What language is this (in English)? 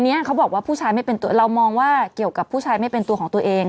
Thai